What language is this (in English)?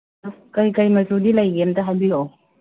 Manipuri